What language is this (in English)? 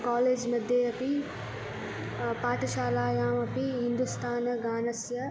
Sanskrit